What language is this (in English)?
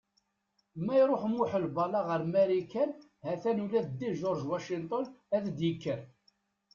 Kabyle